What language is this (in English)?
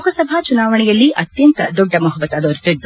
Kannada